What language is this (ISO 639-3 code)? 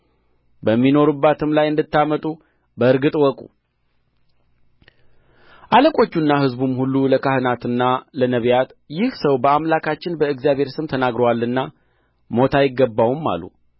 amh